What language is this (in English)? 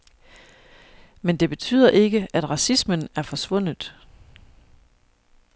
Danish